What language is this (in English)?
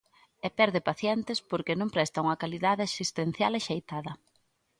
Galician